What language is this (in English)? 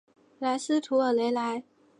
Chinese